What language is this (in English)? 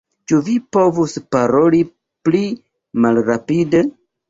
Esperanto